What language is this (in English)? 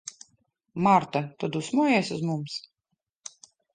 Latvian